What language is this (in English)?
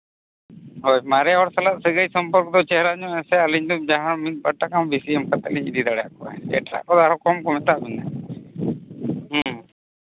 Santali